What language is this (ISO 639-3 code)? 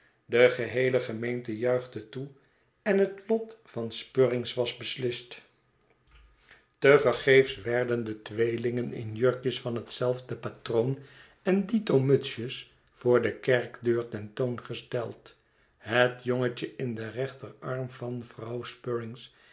nld